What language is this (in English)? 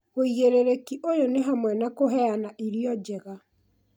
Kikuyu